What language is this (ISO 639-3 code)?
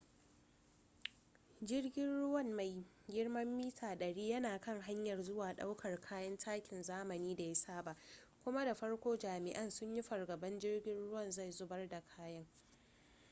hau